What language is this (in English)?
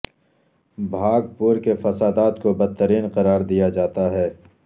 Urdu